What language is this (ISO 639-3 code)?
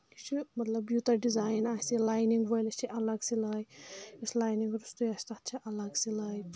kas